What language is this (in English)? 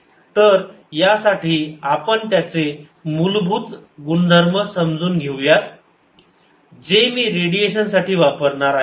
Marathi